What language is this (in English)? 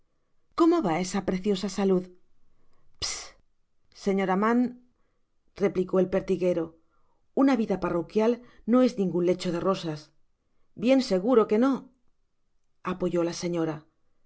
Spanish